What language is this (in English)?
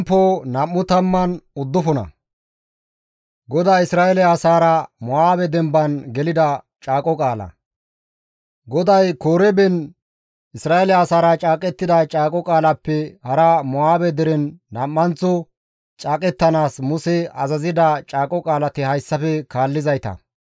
Gamo